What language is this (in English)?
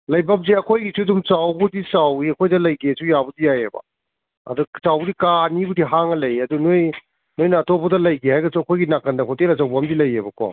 Manipuri